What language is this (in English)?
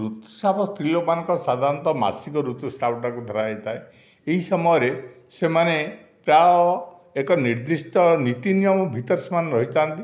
Odia